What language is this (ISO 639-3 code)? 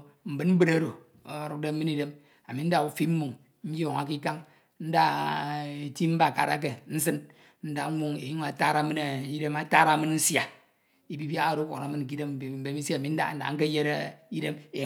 itw